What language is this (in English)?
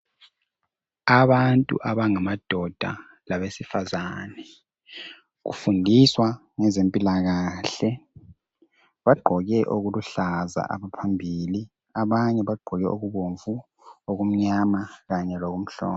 North Ndebele